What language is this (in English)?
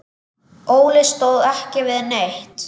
Icelandic